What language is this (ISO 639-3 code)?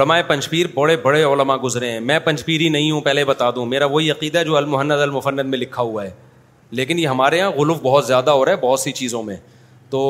urd